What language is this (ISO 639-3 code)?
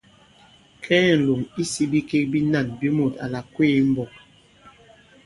abb